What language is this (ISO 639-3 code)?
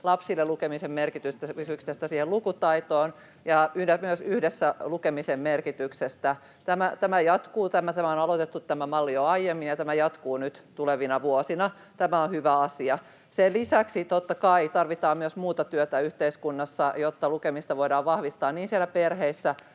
fin